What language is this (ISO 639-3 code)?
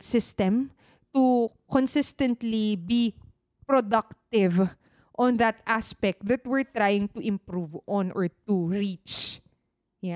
fil